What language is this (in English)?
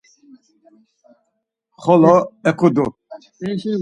Laz